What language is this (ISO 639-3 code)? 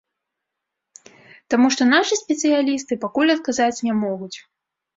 bel